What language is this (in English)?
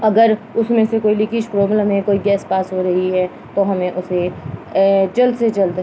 Urdu